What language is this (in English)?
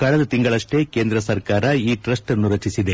Kannada